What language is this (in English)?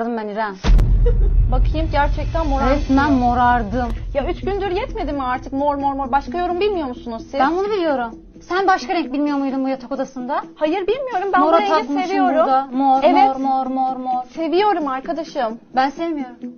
Turkish